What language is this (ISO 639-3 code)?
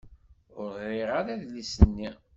kab